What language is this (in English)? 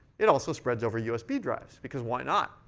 English